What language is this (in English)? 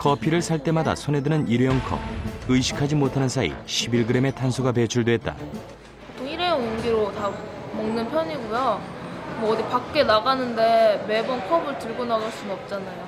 Korean